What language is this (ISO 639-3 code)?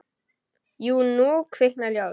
isl